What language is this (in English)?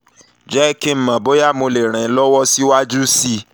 Yoruba